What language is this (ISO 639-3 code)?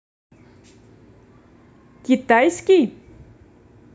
rus